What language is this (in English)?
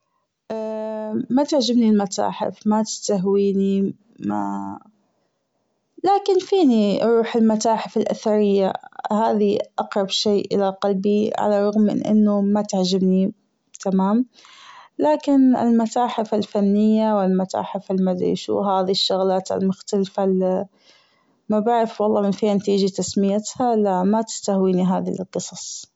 Gulf Arabic